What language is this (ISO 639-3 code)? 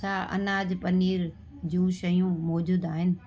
snd